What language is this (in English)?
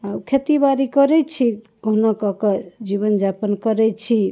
Maithili